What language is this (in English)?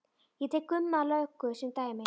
Icelandic